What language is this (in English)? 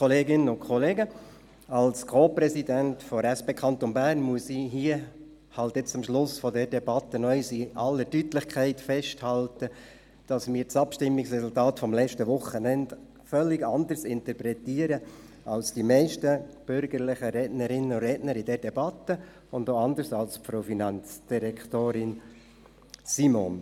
Swiss German